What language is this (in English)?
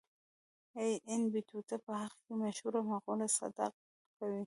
Pashto